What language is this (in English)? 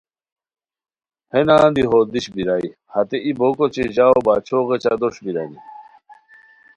Khowar